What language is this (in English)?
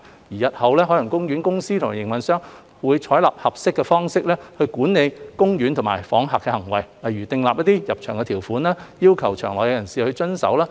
Cantonese